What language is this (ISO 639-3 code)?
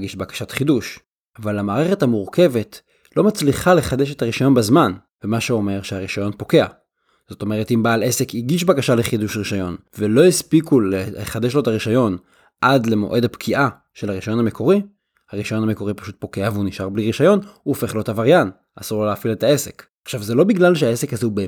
heb